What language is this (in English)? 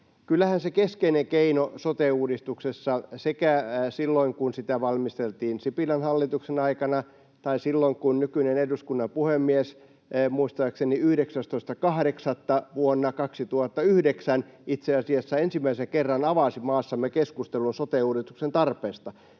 Finnish